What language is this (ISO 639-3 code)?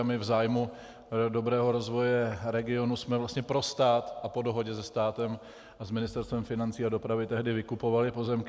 ces